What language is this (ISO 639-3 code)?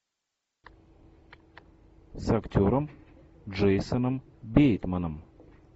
rus